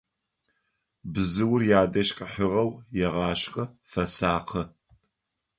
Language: Adyghe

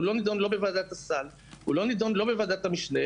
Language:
Hebrew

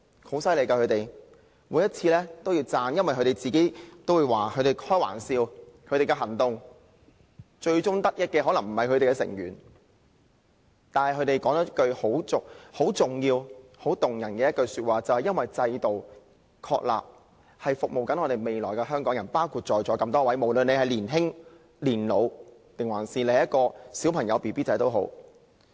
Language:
Cantonese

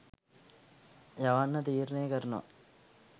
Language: Sinhala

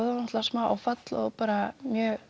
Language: Icelandic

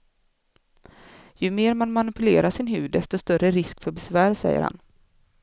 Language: Swedish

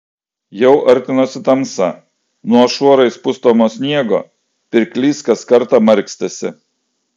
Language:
Lithuanian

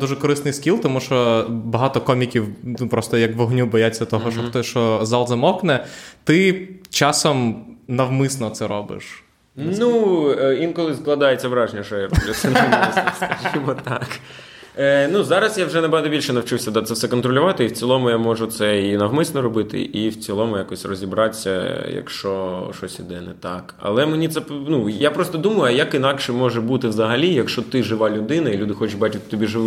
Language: Ukrainian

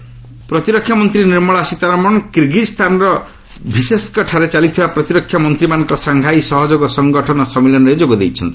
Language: Odia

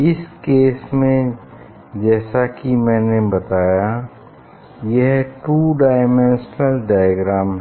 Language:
Hindi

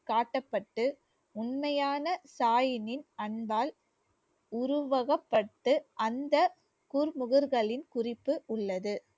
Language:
Tamil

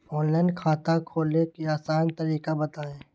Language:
Magahi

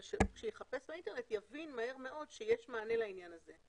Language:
Hebrew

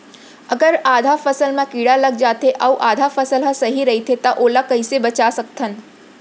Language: Chhattisgarhi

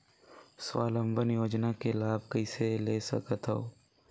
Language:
Chhattisgarhi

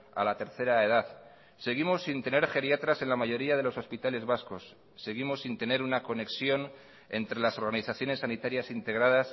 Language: Spanish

